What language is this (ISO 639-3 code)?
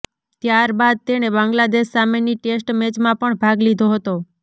guj